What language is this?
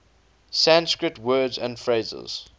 English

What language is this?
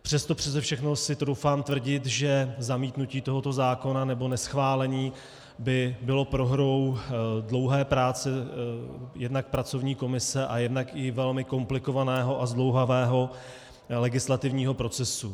Czech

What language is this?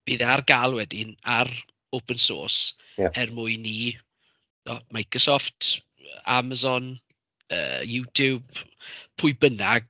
Welsh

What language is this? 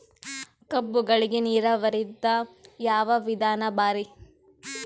Kannada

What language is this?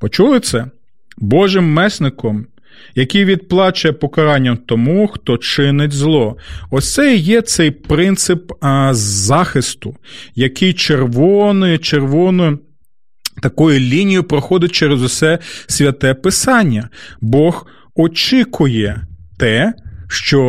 Ukrainian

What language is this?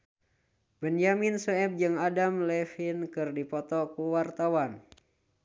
Sundanese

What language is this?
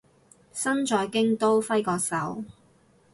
Cantonese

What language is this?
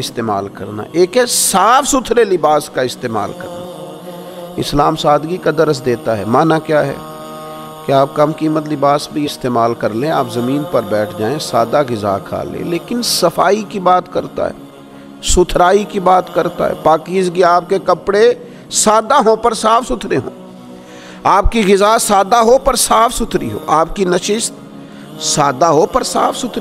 Hindi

